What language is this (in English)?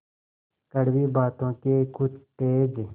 Hindi